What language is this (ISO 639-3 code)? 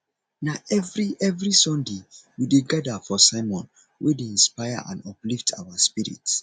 pcm